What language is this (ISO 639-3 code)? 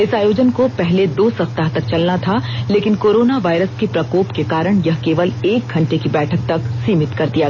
hin